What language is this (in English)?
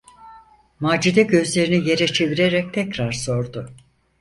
Turkish